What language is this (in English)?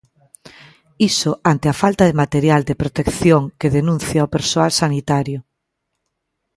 Galician